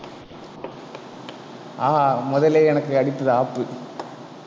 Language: Tamil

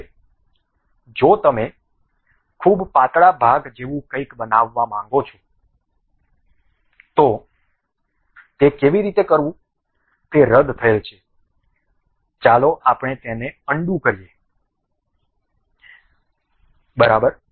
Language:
Gujarati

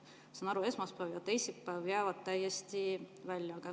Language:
Estonian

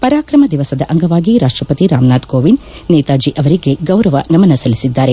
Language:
Kannada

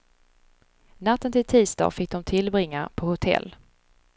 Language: Swedish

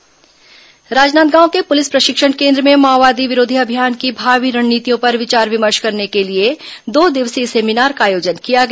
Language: Hindi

